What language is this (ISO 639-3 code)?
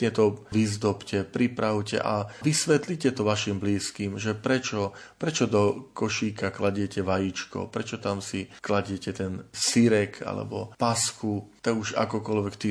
slk